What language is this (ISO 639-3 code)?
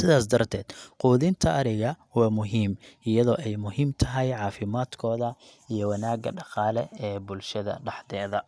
som